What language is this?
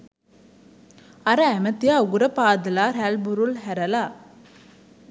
Sinhala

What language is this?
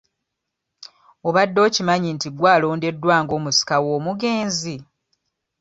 Ganda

